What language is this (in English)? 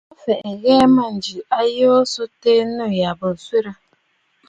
Bafut